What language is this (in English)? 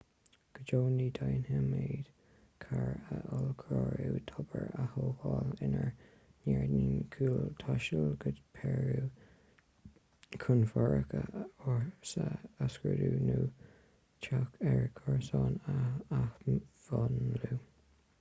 Irish